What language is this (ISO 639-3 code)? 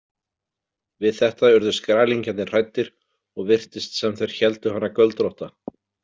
isl